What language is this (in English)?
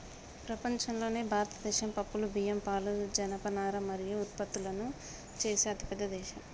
Telugu